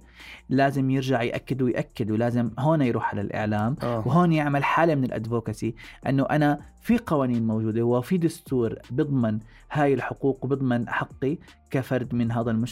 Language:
Arabic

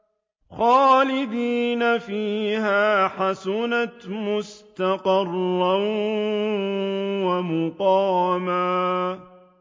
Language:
Arabic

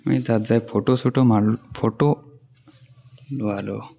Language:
Assamese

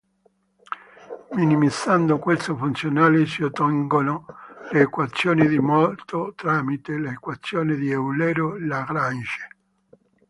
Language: Italian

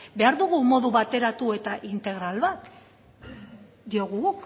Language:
Basque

